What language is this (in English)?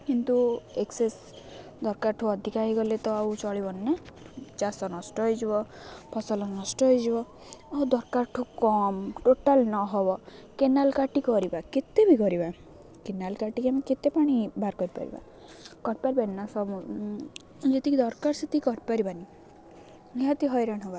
Odia